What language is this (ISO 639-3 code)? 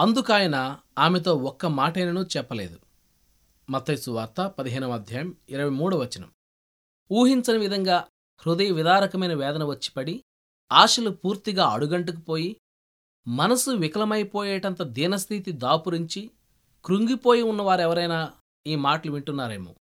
tel